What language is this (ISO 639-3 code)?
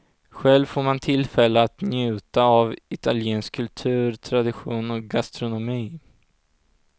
swe